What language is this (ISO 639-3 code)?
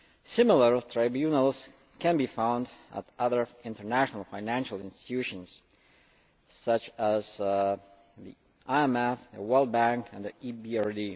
eng